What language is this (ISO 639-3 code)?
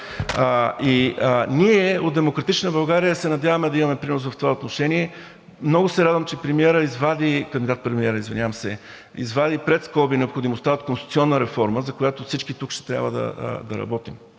bul